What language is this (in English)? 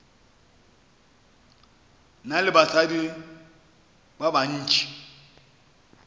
Northern Sotho